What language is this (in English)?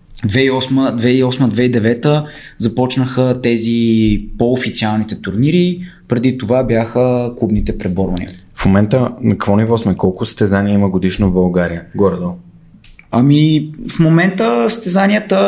Bulgarian